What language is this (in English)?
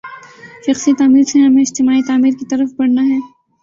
Urdu